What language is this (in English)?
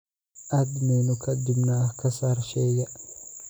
Somali